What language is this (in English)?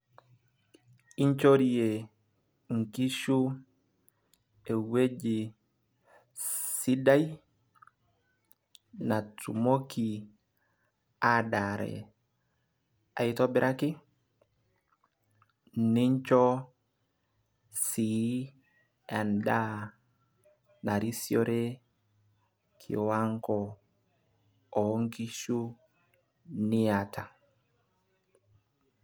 Masai